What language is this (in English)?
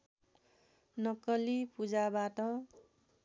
Nepali